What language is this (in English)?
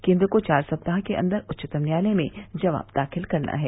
Hindi